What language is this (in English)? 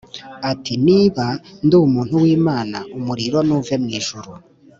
Kinyarwanda